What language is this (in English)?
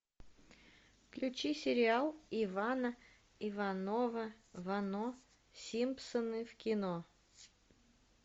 Russian